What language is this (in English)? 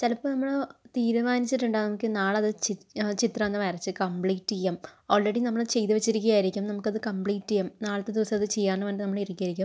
Malayalam